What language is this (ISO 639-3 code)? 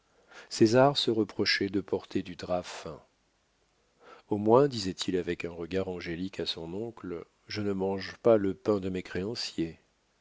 fra